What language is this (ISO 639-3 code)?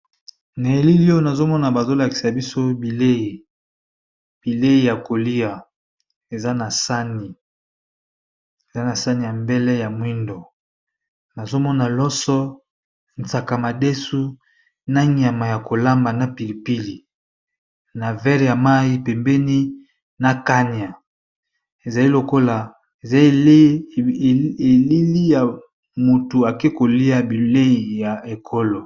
lin